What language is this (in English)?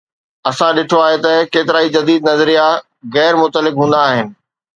Sindhi